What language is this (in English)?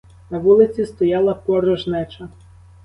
Ukrainian